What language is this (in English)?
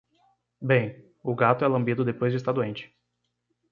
Portuguese